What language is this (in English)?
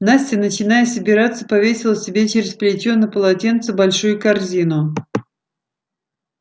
Russian